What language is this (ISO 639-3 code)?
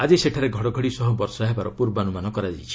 ori